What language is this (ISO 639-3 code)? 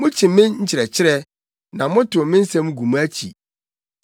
aka